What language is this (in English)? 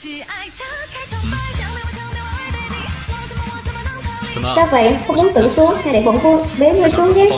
Vietnamese